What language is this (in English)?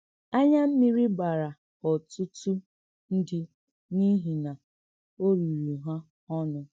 Igbo